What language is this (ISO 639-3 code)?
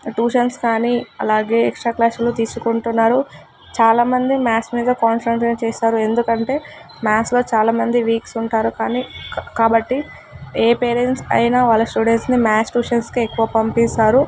tel